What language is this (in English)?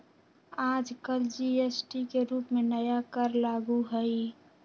Magahi